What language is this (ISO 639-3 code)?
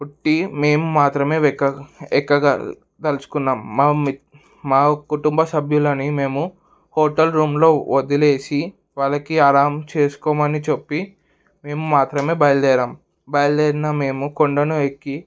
tel